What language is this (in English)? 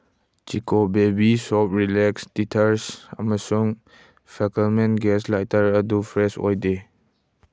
Manipuri